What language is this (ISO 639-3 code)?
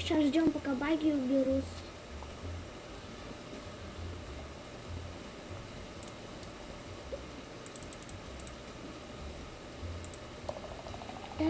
rus